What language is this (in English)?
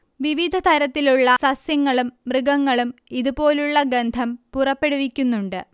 Malayalam